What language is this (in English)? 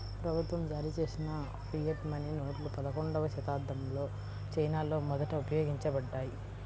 Telugu